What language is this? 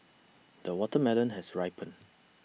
English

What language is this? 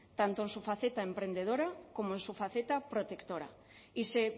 Spanish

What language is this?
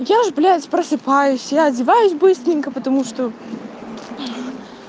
Russian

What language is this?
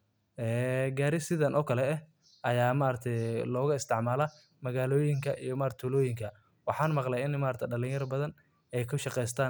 Somali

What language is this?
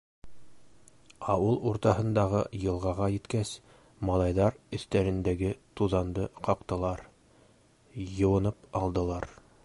Bashkir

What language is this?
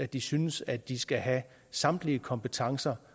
Danish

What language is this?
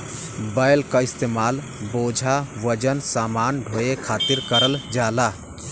Bhojpuri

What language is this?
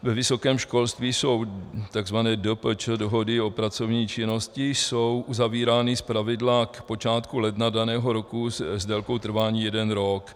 Czech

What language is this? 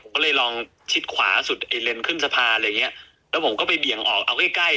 Thai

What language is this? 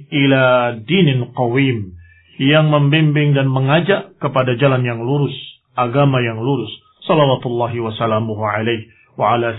Indonesian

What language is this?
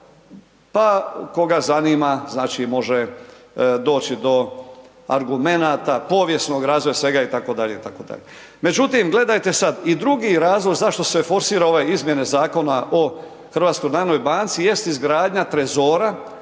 Croatian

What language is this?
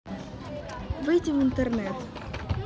Russian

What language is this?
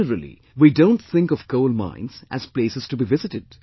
English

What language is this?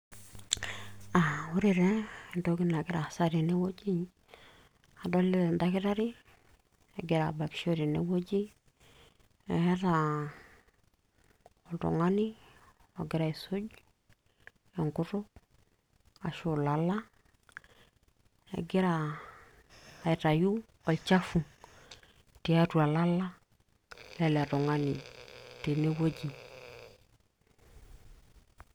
Masai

